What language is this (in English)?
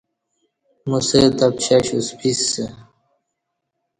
Kati